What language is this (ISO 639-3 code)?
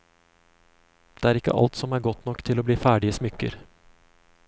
nor